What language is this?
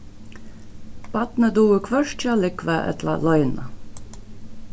Faroese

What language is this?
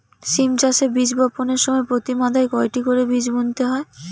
Bangla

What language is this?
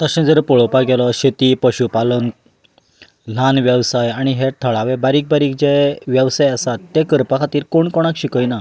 Konkani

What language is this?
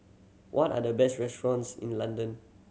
English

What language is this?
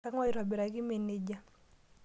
Masai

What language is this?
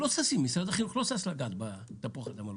Hebrew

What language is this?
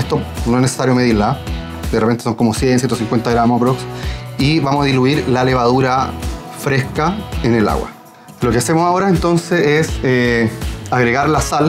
Spanish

